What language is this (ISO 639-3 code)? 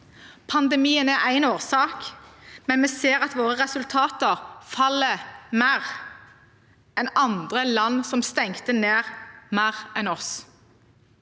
nor